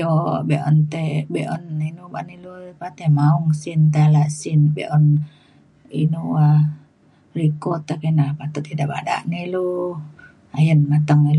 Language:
Mainstream Kenyah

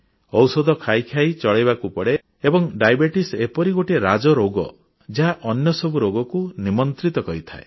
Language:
Odia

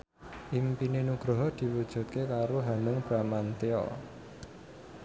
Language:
Javanese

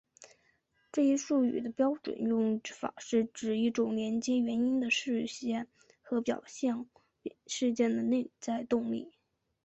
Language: Chinese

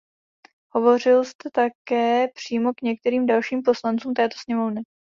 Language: Czech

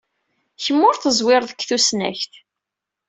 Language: Kabyle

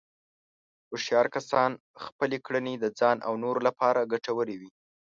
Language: Pashto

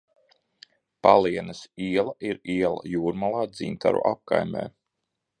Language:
Latvian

